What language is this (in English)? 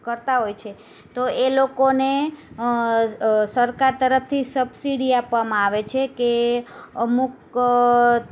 Gujarati